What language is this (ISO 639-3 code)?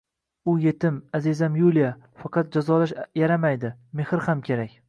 uzb